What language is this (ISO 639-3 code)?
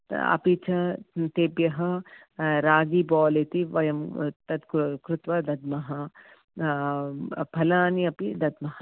san